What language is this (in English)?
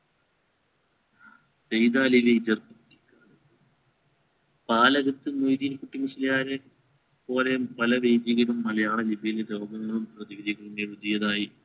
Malayalam